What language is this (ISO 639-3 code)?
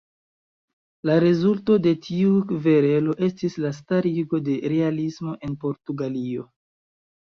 epo